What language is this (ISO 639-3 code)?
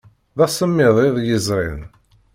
kab